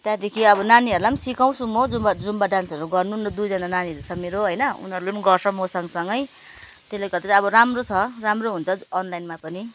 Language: Nepali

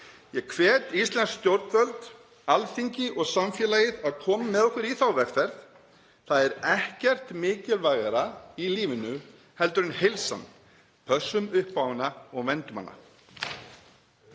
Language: Icelandic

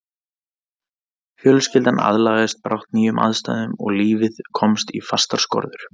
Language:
Icelandic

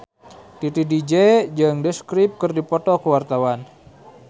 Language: Sundanese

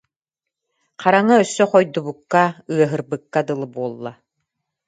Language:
Yakut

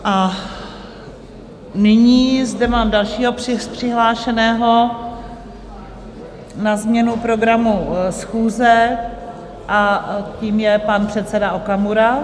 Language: Czech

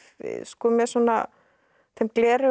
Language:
Icelandic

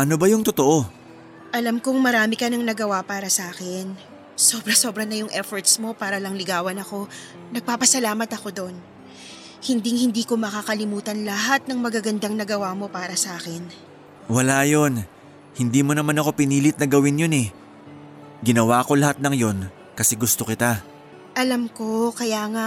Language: Filipino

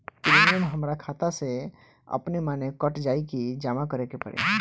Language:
Bhojpuri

